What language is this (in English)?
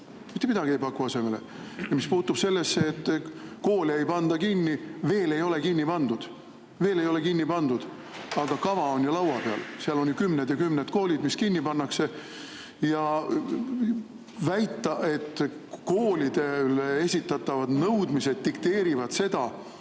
Estonian